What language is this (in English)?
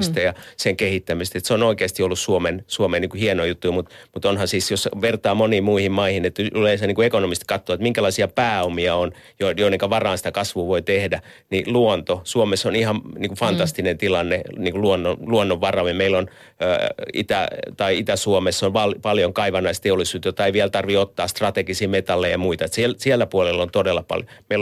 Finnish